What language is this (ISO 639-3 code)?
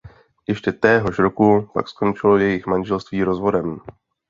ces